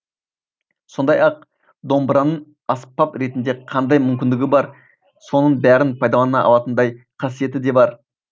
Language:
Kazakh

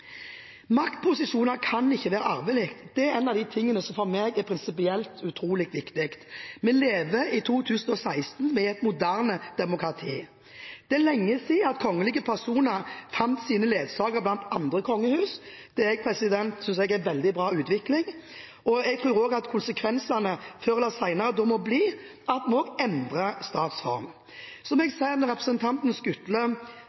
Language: Norwegian Bokmål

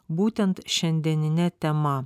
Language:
Lithuanian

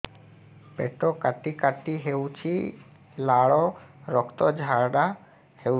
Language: Odia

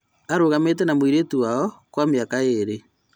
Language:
Kikuyu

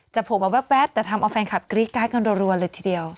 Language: Thai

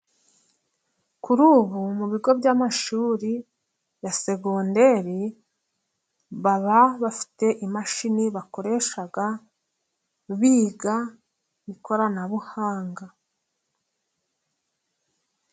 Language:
Kinyarwanda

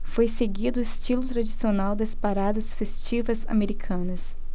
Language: Portuguese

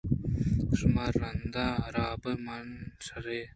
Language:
Eastern Balochi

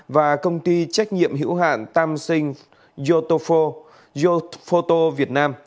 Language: Vietnamese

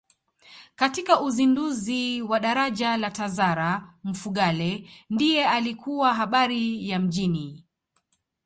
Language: Swahili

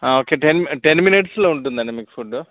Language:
Telugu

